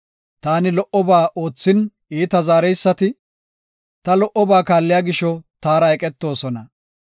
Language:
Gofa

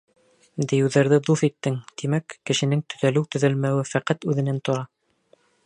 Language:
Bashkir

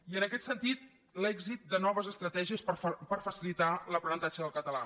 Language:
Catalan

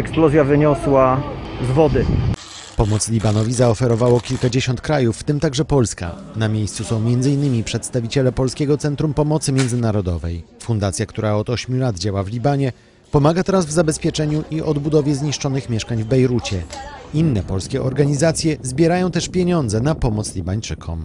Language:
Polish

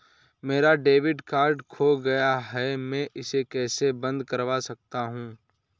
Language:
Hindi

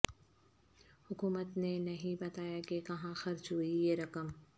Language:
Urdu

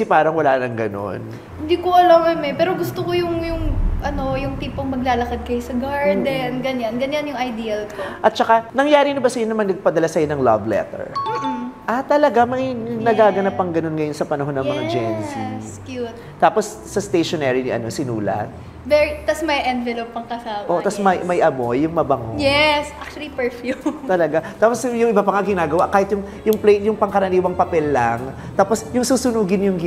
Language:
Filipino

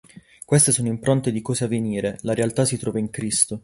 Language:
Italian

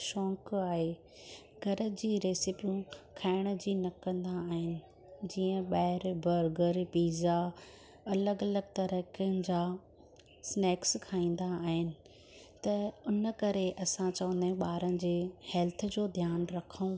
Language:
Sindhi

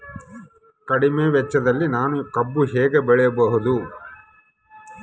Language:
Kannada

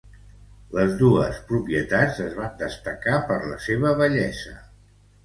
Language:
Catalan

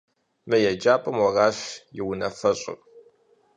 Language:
Kabardian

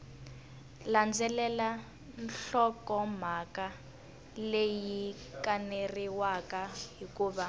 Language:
Tsonga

